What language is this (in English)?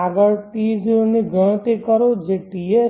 Gujarati